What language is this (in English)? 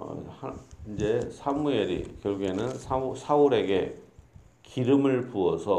Korean